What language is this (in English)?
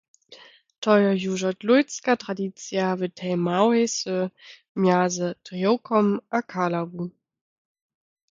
Lower Sorbian